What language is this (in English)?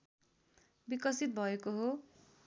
Nepali